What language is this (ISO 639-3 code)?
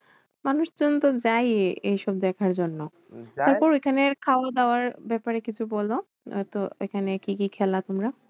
ben